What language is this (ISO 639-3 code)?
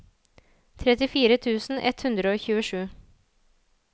nor